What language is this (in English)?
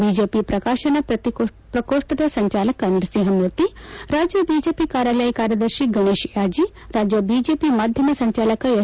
Kannada